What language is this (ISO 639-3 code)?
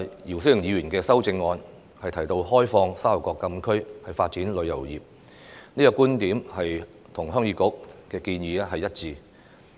yue